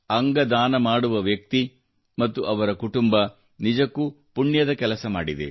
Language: Kannada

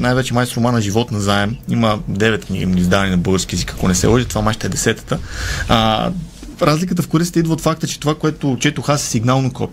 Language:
Bulgarian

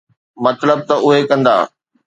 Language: Sindhi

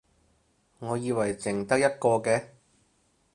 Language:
Cantonese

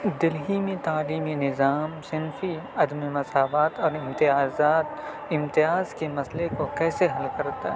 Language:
Urdu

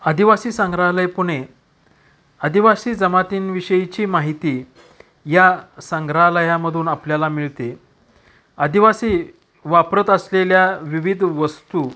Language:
Marathi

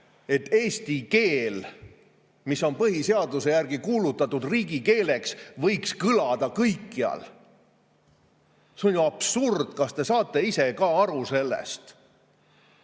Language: Estonian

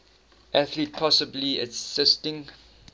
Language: English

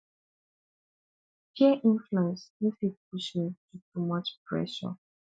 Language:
Nigerian Pidgin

